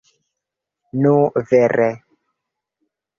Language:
Esperanto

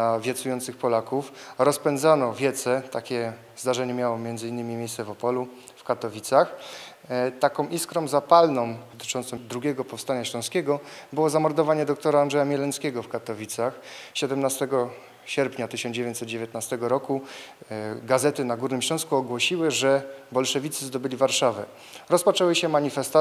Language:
Polish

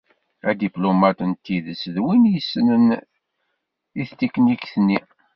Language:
Kabyle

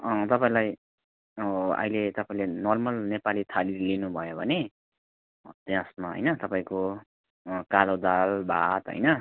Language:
Nepali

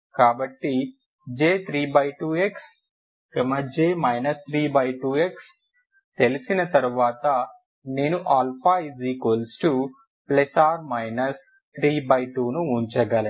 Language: Telugu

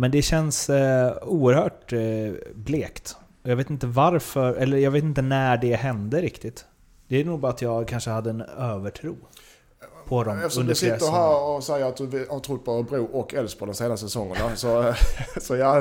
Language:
Swedish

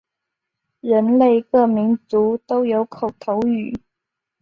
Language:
Chinese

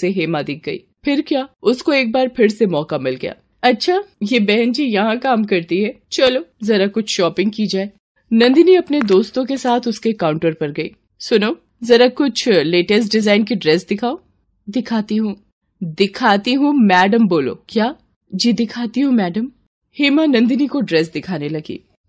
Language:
Hindi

